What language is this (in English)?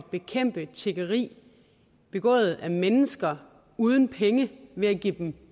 Danish